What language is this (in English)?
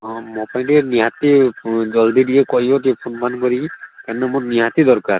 Odia